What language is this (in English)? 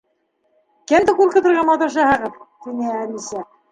Bashkir